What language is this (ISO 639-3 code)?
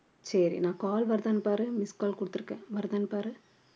tam